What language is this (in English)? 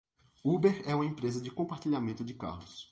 Portuguese